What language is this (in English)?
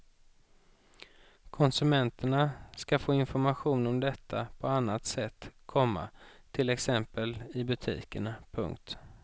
Swedish